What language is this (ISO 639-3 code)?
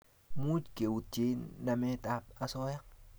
kln